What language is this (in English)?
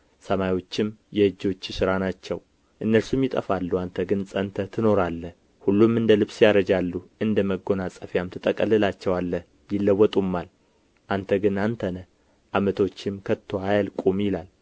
Amharic